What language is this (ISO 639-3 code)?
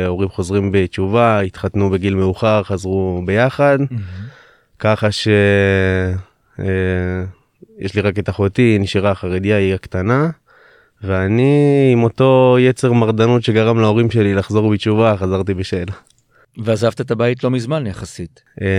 heb